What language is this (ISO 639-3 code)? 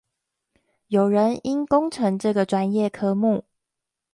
zho